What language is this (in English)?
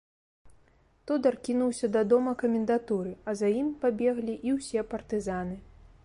Belarusian